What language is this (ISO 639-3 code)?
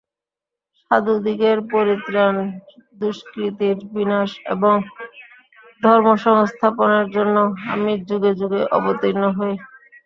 ben